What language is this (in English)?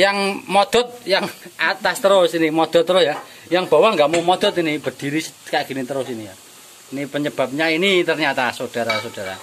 Indonesian